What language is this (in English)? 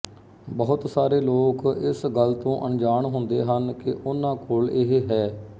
Punjabi